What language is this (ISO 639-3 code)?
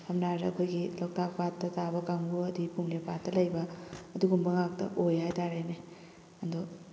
mni